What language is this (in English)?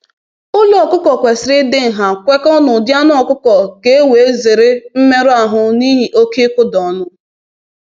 Igbo